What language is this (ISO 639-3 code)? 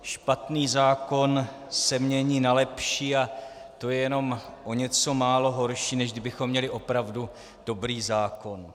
ces